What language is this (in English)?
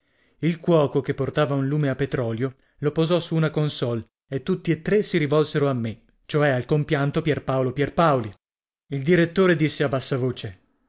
Italian